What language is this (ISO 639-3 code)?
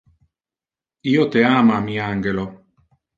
ina